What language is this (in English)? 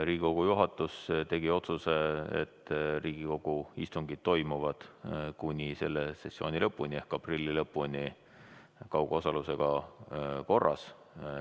Estonian